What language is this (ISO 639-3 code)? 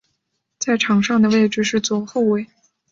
zho